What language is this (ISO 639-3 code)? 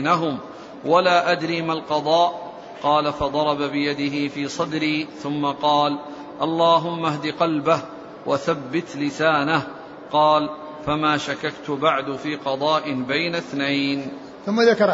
ara